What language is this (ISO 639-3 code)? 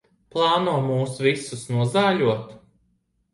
lav